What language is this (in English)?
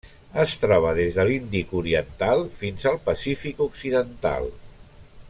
Catalan